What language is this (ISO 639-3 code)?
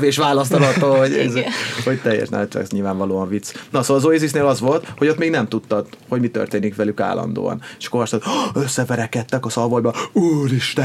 hun